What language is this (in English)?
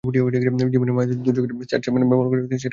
Bangla